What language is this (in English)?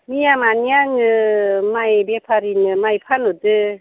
Bodo